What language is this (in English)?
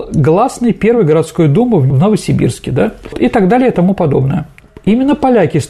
Russian